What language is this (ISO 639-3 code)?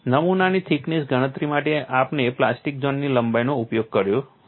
guj